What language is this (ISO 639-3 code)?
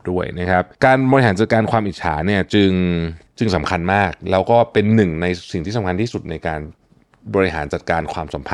tha